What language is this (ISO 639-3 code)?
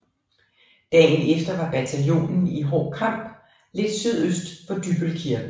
dan